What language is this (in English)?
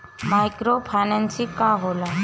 Bhojpuri